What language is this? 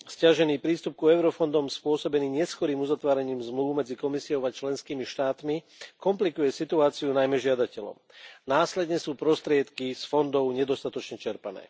Slovak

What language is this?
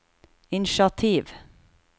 Norwegian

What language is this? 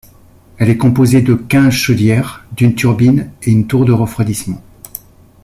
French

